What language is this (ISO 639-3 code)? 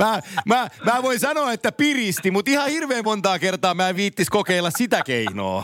fin